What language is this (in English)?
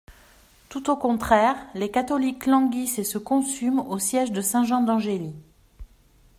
French